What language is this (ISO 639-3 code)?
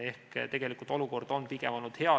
est